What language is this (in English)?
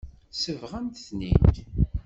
Kabyle